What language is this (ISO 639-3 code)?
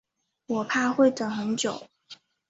zho